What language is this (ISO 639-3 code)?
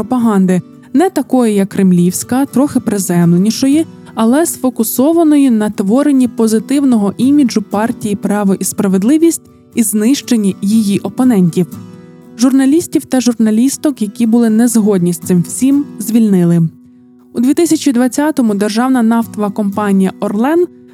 ukr